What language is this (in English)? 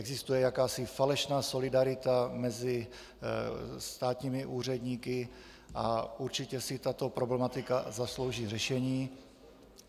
Czech